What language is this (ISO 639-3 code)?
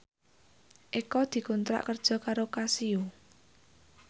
jav